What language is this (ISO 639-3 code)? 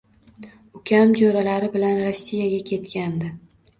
uzb